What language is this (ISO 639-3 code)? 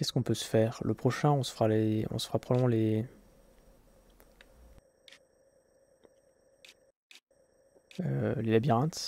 fra